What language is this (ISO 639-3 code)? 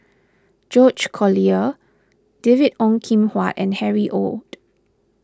eng